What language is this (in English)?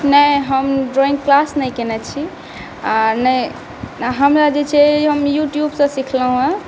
Maithili